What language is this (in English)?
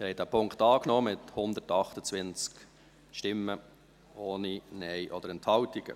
Swiss German